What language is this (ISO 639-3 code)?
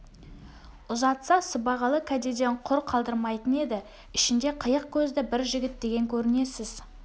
kaz